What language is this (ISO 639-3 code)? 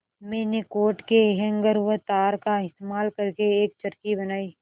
hin